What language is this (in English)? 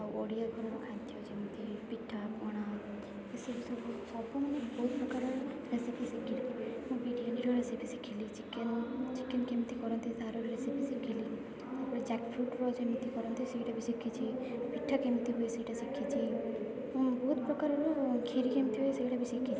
Odia